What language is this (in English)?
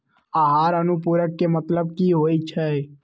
Magahi